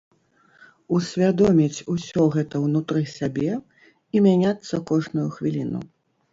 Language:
Belarusian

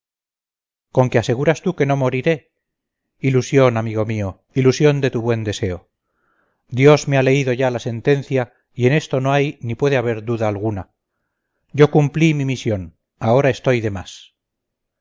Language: Spanish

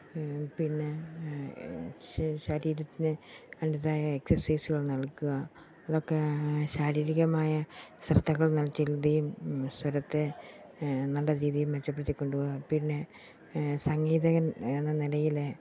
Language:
Malayalam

